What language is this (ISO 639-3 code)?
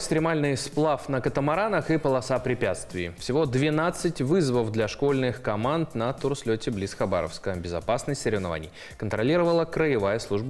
rus